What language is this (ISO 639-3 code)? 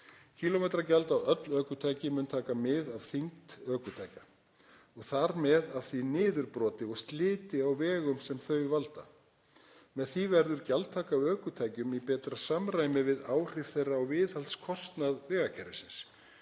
isl